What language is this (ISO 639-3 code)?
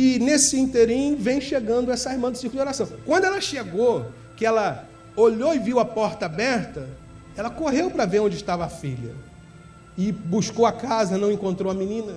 por